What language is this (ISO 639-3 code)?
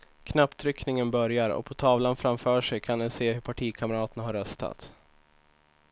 swe